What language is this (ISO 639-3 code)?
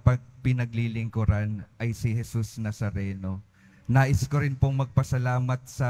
fil